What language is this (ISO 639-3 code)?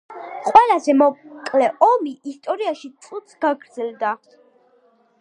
kat